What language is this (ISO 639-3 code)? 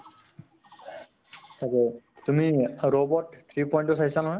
asm